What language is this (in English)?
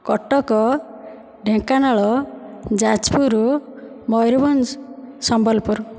Odia